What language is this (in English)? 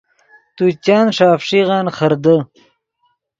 Yidgha